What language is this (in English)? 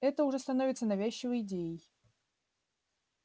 Russian